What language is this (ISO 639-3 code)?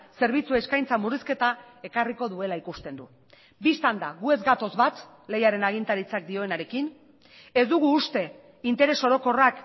eus